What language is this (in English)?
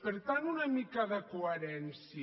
Catalan